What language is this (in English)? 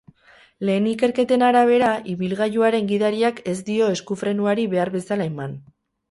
Basque